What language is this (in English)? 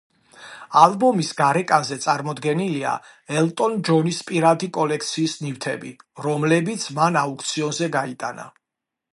Georgian